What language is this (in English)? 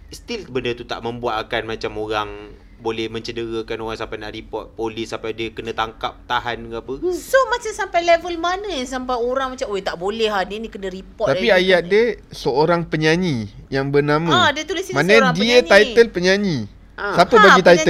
Malay